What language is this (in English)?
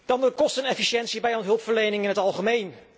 Dutch